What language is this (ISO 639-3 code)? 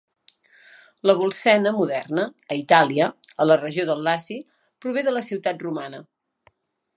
cat